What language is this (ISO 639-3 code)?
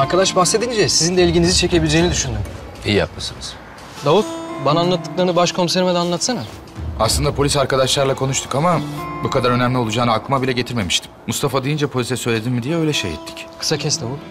tur